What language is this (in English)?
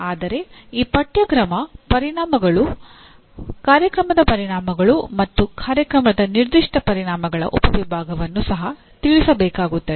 Kannada